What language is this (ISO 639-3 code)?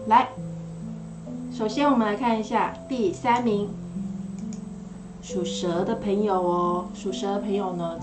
zho